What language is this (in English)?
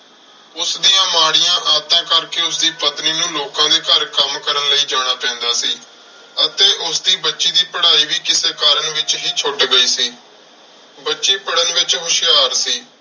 Punjabi